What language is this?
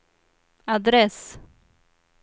Swedish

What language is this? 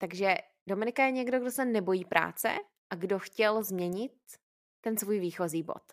Czech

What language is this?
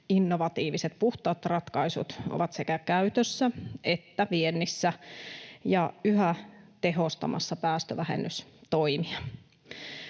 Finnish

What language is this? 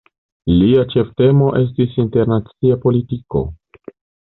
Esperanto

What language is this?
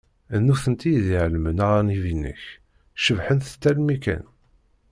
Kabyle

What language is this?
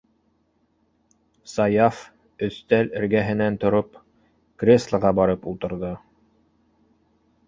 Bashkir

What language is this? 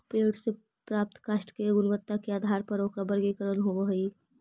Magahi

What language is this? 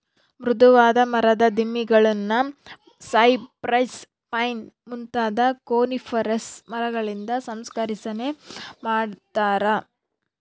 Kannada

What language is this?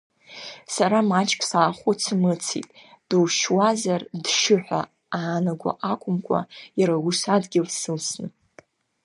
Abkhazian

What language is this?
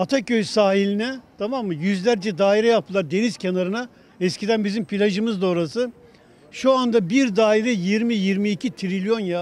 Turkish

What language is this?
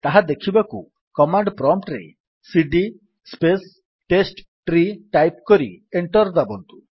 Odia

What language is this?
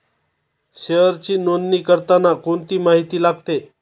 Marathi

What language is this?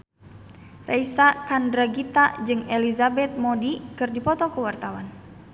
Sundanese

